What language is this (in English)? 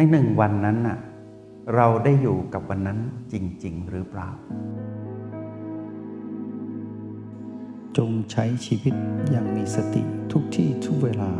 Thai